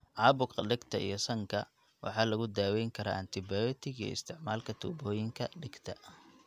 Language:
Somali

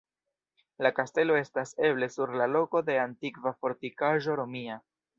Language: Esperanto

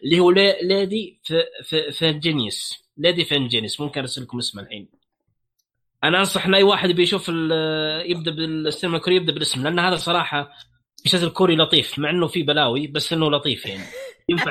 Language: Arabic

